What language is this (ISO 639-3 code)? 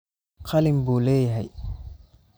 som